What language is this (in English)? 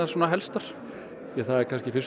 Icelandic